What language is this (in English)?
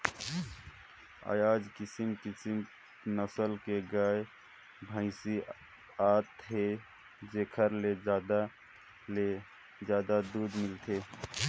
Chhattisgarhi